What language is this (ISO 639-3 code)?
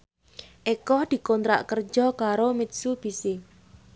jav